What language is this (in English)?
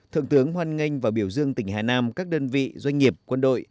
Vietnamese